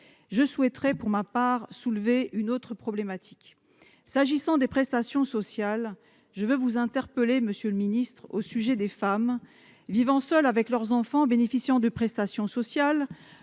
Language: French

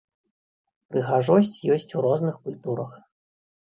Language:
Belarusian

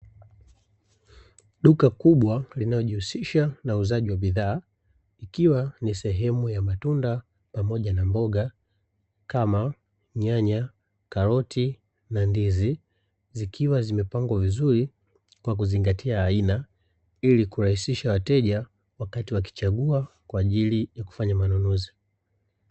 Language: Swahili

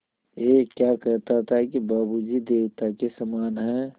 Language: Hindi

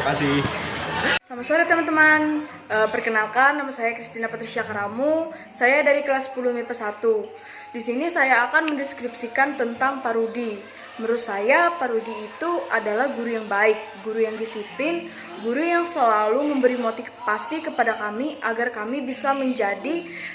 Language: Indonesian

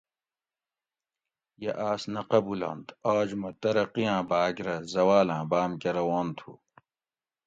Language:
Gawri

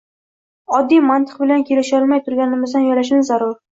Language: Uzbek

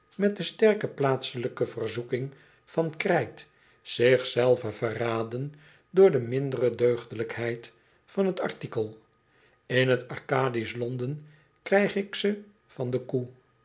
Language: Dutch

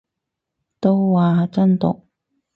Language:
Cantonese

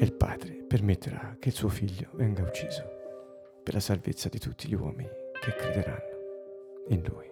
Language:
Italian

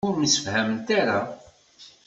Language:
Kabyle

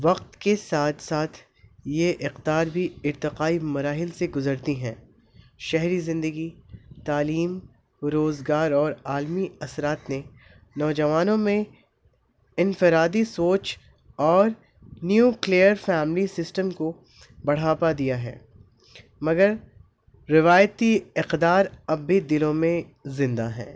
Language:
Urdu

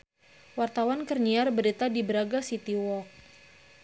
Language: Sundanese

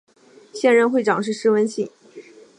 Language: Chinese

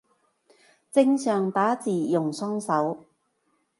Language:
Cantonese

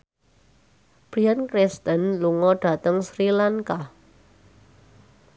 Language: Javanese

